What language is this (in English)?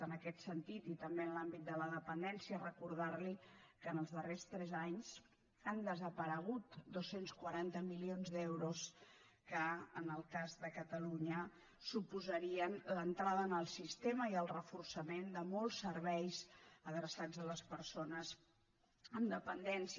Catalan